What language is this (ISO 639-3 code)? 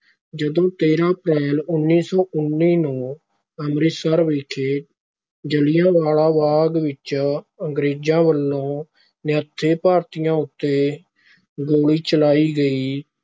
pan